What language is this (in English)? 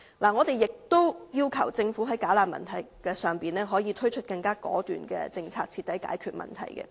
Cantonese